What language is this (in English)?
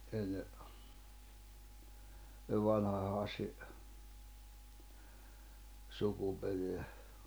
Finnish